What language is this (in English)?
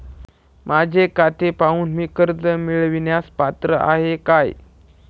Marathi